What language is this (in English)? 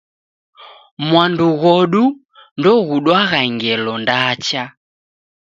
Taita